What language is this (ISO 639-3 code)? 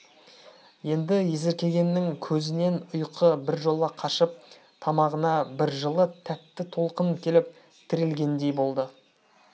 kaz